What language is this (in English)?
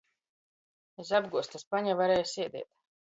Latgalian